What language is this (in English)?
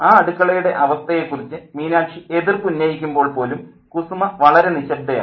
Malayalam